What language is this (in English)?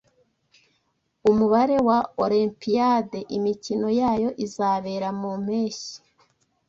Kinyarwanda